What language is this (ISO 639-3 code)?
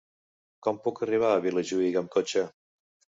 cat